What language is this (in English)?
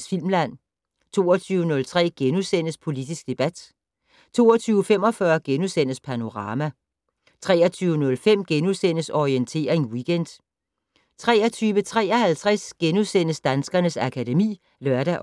Danish